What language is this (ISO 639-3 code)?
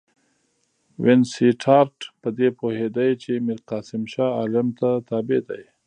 pus